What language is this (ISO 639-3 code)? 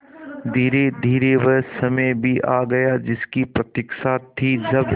hin